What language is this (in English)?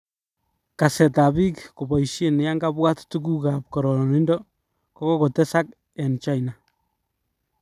Kalenjin